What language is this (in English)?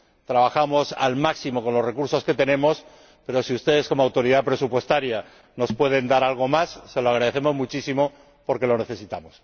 Spanish